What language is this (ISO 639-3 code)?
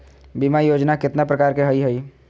mag